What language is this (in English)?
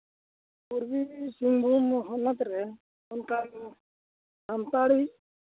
Santali